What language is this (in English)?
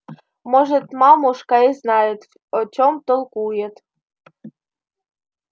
Russian